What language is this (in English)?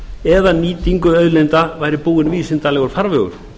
Icelandic